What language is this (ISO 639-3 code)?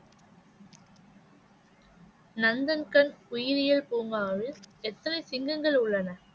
tam